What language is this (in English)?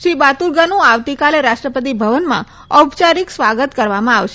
Gujarati